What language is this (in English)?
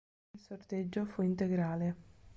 Italian